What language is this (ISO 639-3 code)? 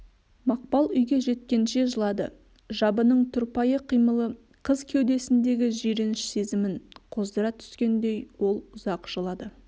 kaz